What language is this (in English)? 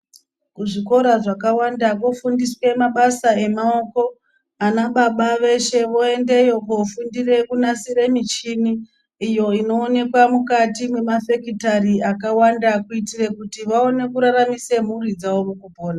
Ndau